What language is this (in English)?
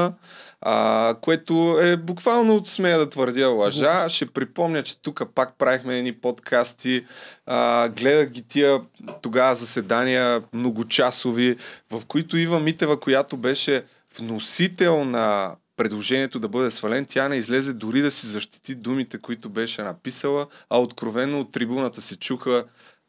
Bulgarian